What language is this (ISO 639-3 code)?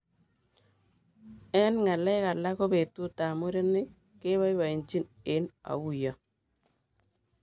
kln